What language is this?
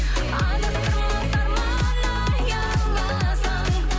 Kazakh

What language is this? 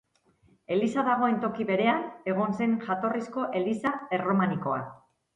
Basque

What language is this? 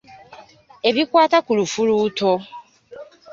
Ganda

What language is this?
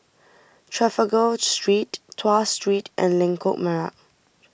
English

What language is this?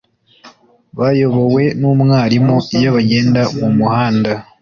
Kinyarwanda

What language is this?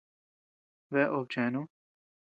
Tepeuxila Cuicatec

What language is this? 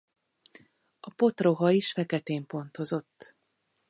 Hungarian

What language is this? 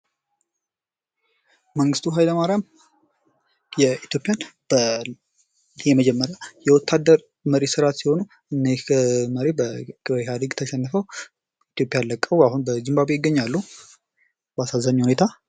Amharic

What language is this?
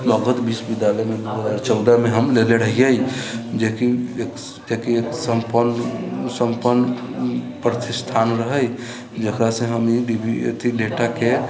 Maithili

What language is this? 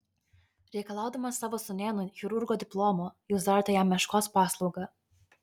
Lithuanian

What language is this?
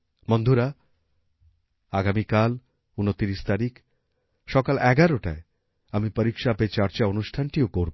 Bangla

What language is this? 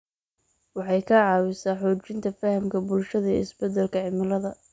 Somali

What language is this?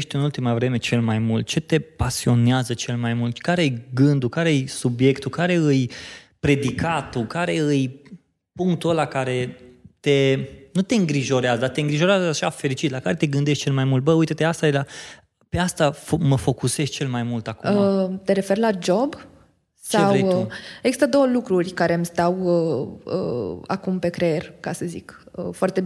Romanian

